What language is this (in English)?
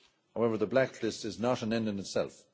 English